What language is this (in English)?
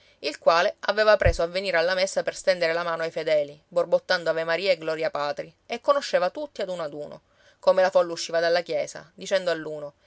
Italian